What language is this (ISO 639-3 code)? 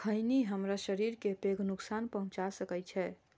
mai